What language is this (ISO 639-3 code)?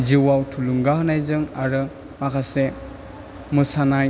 brx